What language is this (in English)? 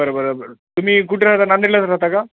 Marathi